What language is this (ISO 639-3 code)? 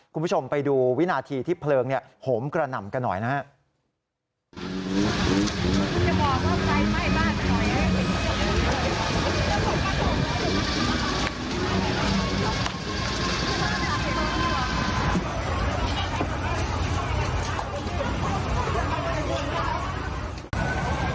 tha